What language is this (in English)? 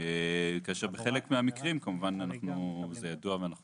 Hebrew